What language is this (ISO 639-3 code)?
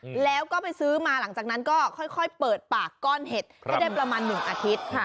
tha